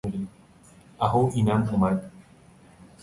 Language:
Persian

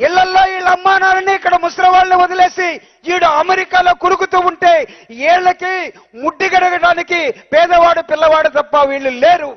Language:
Telugu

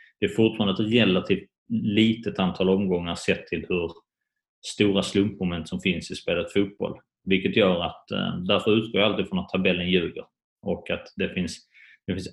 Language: Swedish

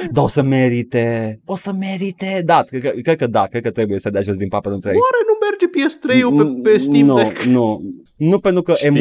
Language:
Romanian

